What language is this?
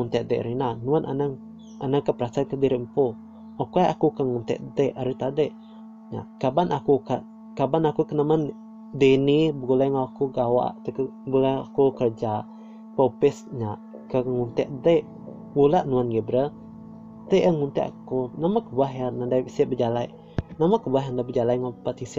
Malay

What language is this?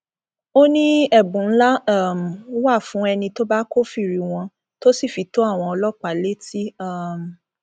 Yoruba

